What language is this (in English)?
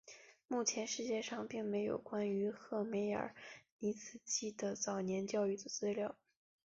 Chinese